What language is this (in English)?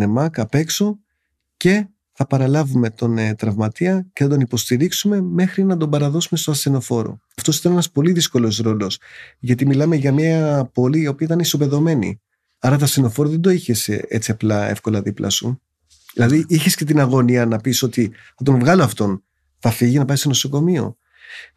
Greek